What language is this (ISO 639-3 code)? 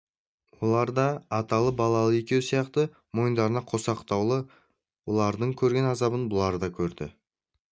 kaz